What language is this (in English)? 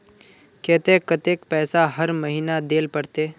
Magahi